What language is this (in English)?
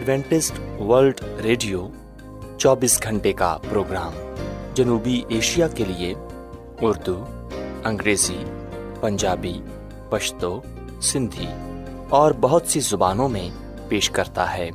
Urdu